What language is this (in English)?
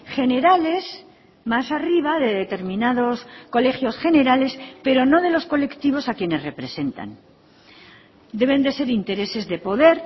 Spanish